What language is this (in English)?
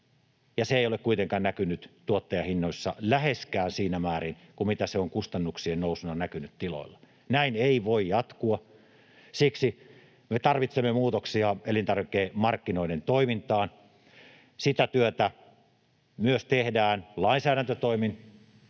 Finnish